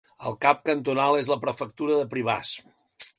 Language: Catalan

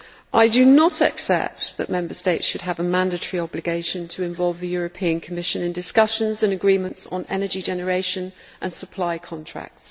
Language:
English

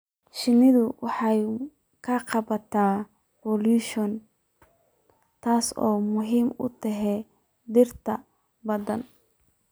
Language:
Somali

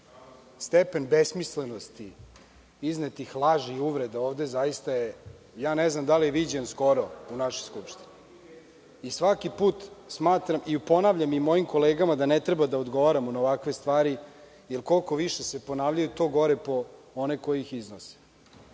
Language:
Serbian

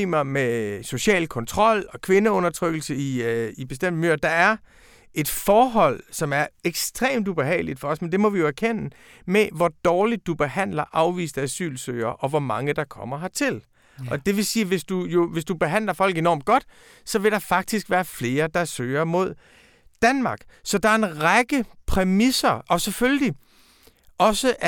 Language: Danish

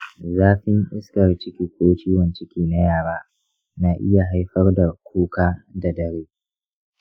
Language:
Hausa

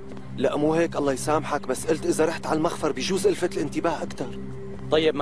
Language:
Arabic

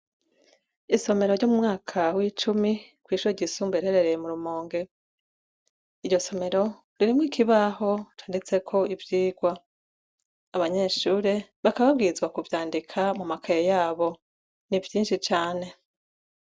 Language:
Rundi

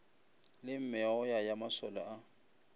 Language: Northern Sotho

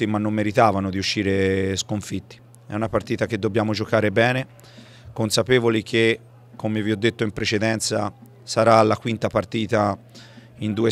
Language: Italian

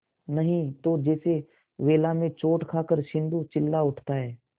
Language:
Hindi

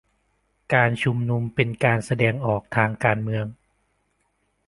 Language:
Thai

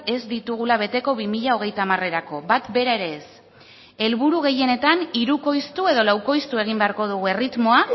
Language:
Basque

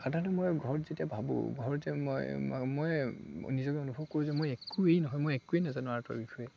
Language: Assamese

